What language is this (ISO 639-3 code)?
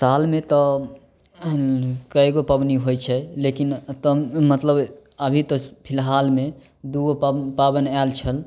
mai